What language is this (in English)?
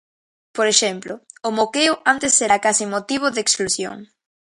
Galician